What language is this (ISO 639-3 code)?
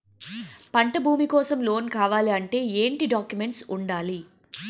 tel